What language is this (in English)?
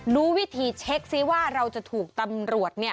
Thai